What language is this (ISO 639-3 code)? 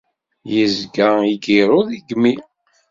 kab